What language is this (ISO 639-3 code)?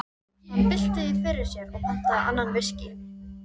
isl